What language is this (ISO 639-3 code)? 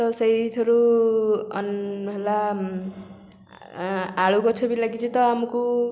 ori